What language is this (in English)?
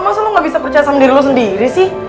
Indonesian